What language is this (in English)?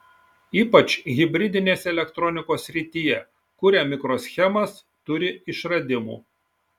Lithuanian